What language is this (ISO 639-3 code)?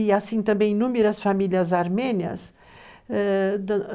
por